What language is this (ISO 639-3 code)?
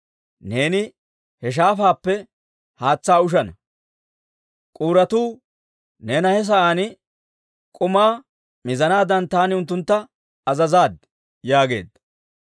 dwr